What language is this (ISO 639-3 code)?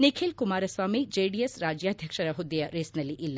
kan